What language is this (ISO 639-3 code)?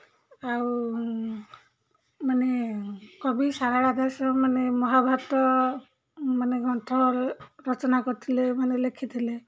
ori